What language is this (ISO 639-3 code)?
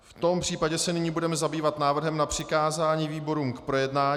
ces